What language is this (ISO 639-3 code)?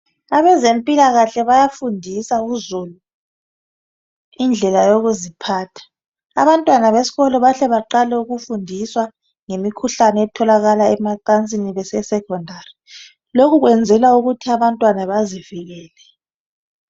nde